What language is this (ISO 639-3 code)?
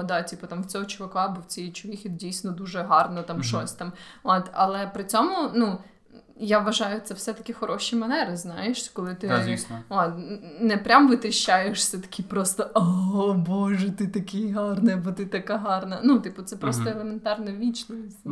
ukr